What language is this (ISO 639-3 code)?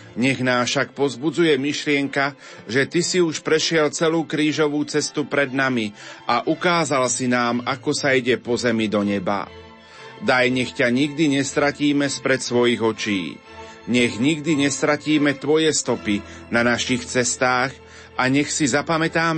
slk